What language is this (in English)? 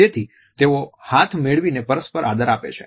Gujarati